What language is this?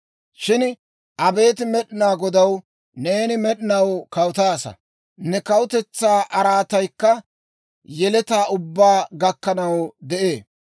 Dawro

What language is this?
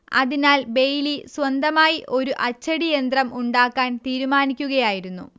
Malayalam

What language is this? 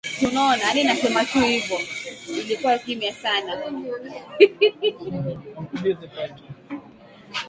Swahili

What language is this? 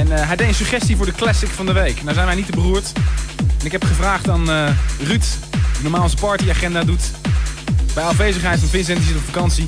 Dutch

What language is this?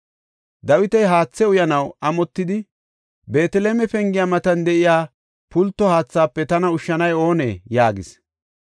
Gofa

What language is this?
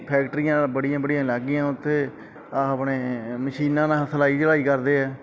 Punjabi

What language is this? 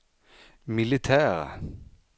Swedish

